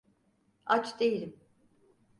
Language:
Turkish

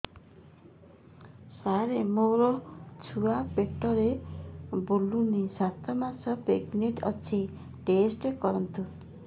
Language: Odia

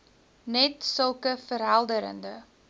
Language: Afrikaans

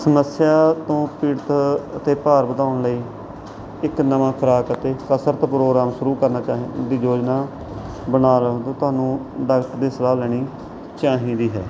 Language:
Punjabi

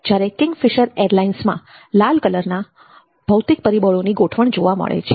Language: Gujarati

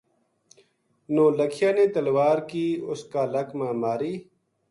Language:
Gujari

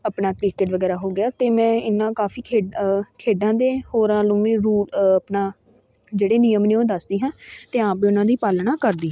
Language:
Punjabi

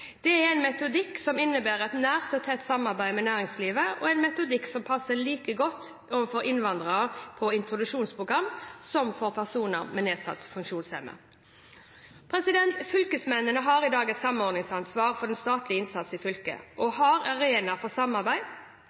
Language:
Norwegian Bokmål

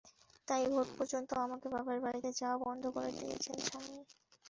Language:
Bangla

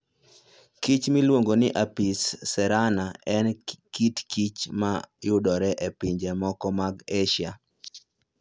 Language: Luo (Kenya and Tanzania)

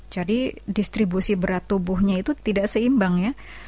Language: Indonesian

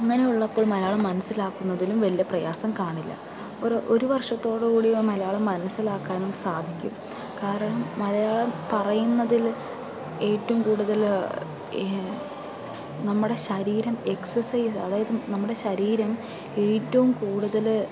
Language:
Malayalam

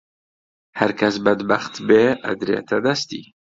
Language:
Central Kurdish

